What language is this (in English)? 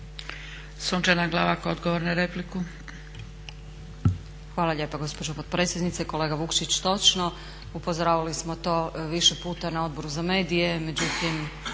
Croatian